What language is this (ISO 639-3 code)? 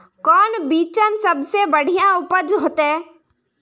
mag